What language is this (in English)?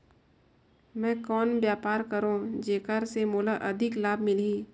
Chhattisgarhi